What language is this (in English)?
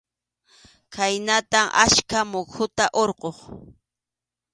Arequipa-La Unión Quechua